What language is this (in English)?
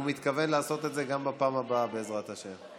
Hebrew